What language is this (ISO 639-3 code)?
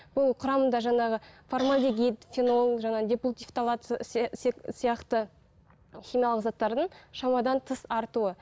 kaz